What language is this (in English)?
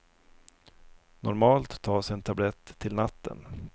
Swedish